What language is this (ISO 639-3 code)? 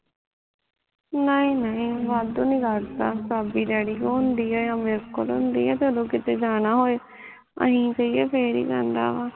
pan